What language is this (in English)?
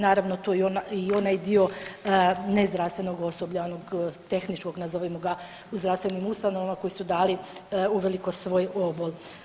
Croatian